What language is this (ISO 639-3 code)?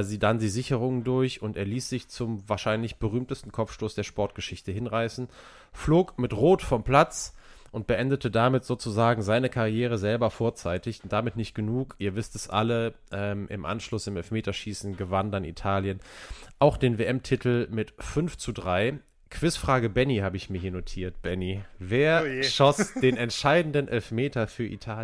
deu